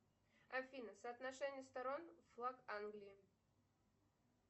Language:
Russian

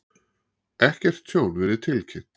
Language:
Icelandic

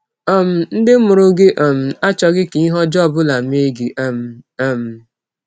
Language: Igbo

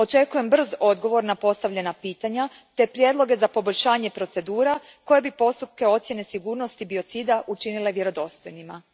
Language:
Croatian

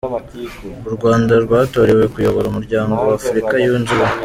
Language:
Kinyarwanda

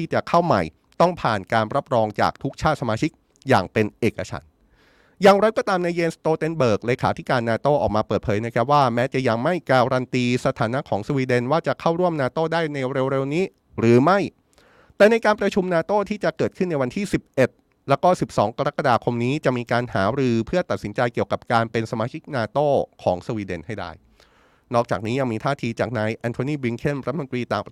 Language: Thai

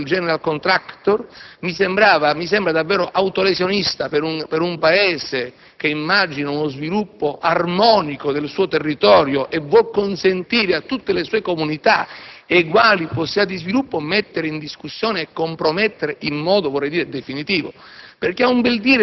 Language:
Italian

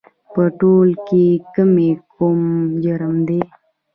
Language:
Pashto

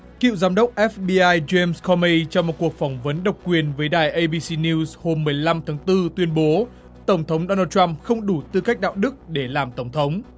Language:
Vietnamese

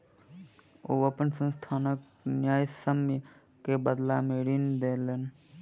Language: Maithili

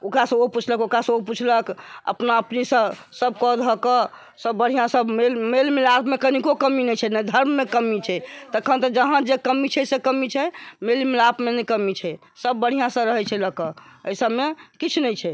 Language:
Maithili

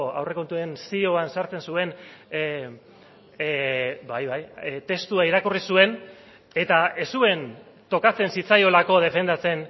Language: Basque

